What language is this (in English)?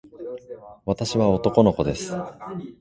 Japanese